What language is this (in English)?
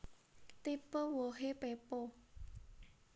Javanese